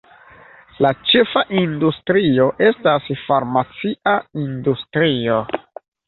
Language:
Esperanto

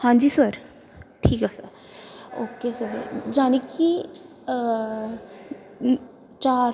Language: Punjabi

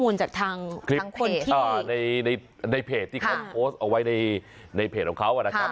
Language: Thai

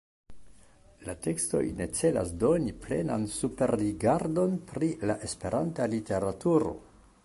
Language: Esperanto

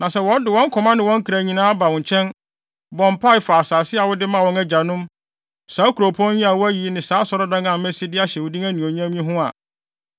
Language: Akan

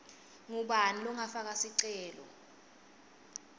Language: Swati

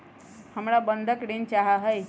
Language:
Magahi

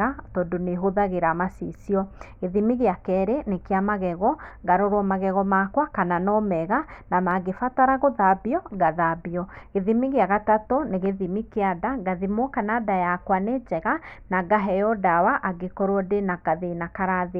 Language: Kikuyu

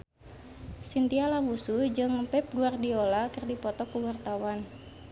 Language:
Sundanese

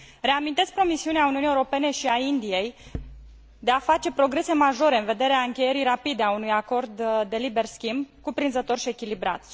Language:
Romanian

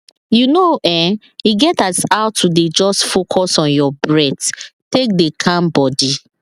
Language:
Nigerian Pidgin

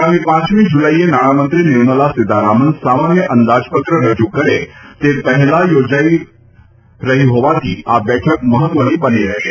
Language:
Gujarati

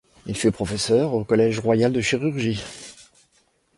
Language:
French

